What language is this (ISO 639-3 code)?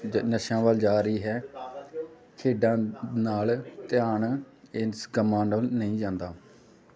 pan